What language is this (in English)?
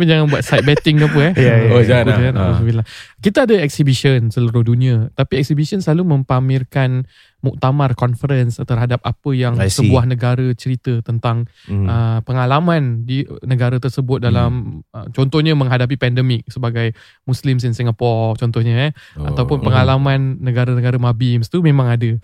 Malay